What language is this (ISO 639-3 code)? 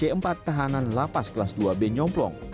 ind